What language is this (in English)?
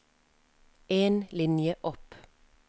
Norwegian